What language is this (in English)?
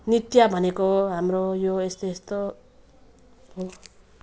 Nepali